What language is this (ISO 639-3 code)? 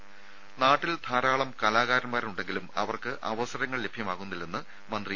mal